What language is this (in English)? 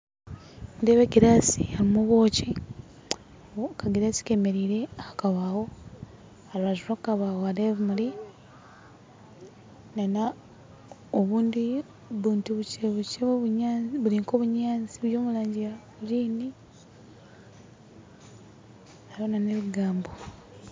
Nyankole